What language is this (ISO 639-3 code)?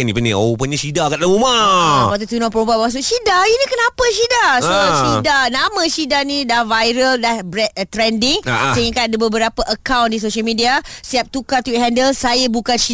msa